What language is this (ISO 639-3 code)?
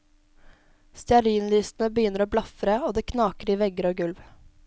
nor